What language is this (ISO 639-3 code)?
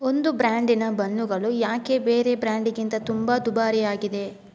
kan